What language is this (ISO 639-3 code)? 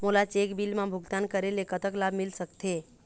hne